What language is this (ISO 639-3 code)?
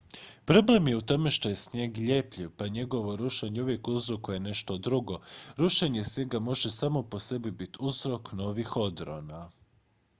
hrv